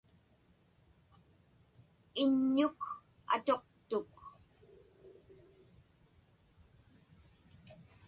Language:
Inupiaq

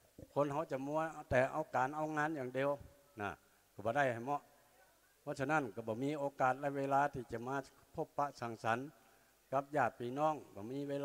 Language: Thai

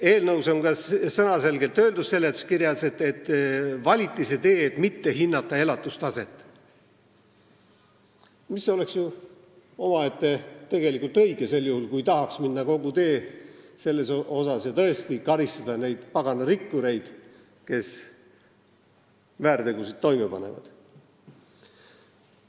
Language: Estonian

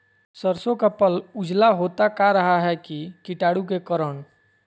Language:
Magahi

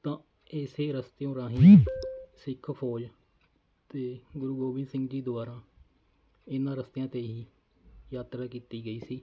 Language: Punjabi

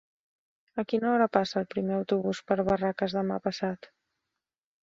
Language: Catalan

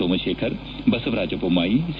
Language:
Kannada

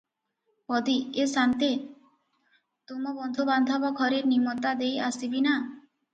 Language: Odia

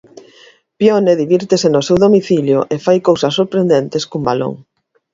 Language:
Galician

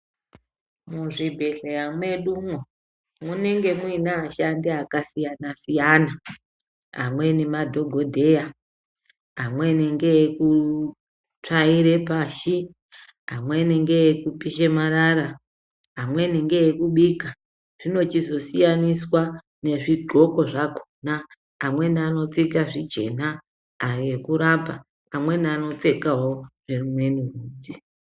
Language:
Ndau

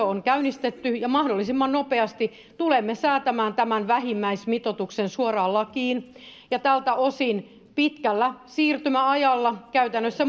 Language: Finnish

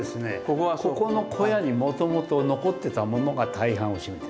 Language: Japanese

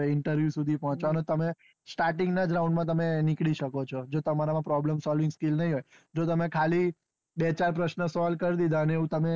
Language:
Gujarati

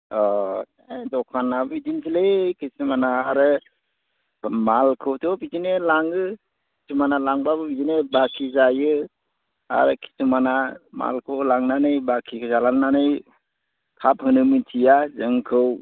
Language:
Bodo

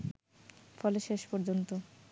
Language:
Bangla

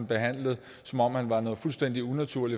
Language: Danish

